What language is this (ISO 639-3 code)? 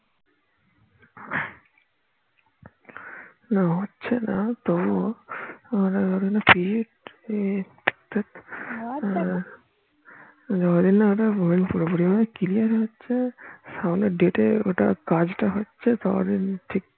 ben